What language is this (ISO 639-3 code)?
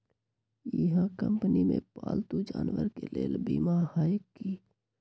mag